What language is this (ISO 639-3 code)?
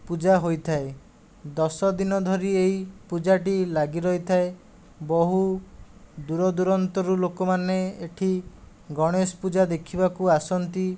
ori